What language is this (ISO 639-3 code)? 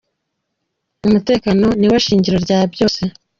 kin